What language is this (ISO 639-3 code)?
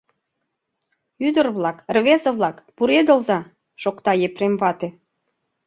chm